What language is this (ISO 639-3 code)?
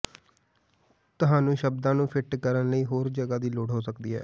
pan